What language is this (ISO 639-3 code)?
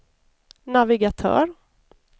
swe